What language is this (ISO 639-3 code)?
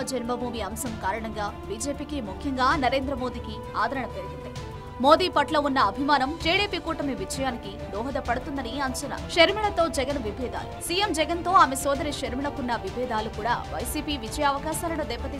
tel